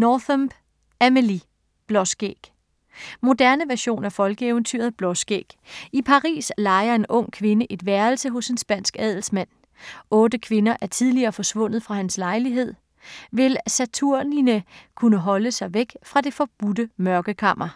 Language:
Danish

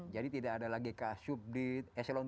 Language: Indonesian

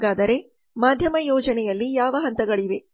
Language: Kannada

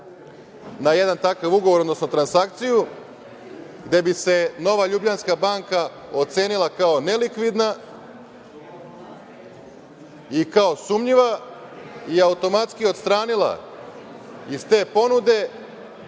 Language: Serbian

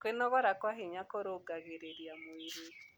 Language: Kikuyu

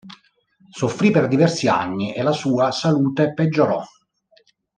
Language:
Italian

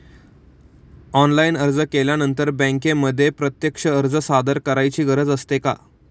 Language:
Marathi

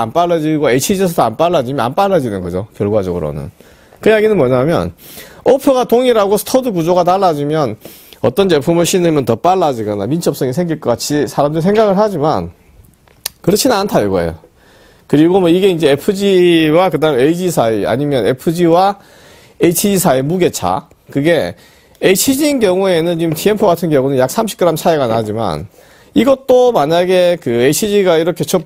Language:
Korean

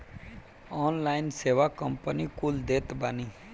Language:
Bhojpuri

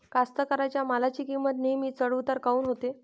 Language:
Marathi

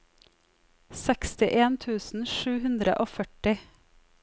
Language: Norwegian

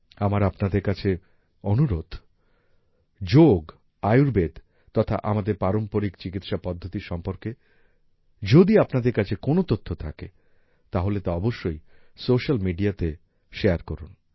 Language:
Bangla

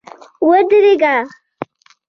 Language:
Pashto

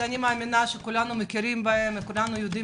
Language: Hebrew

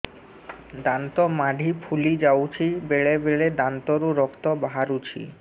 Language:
Odia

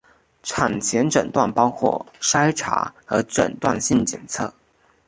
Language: Chinese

